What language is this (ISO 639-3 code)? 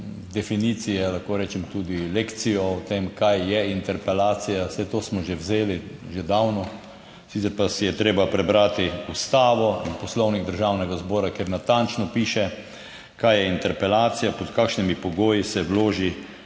slv